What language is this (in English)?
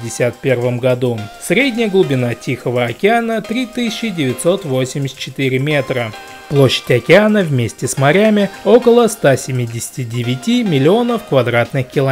Russian